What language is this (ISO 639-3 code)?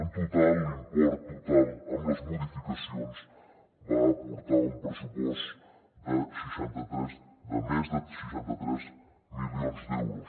cat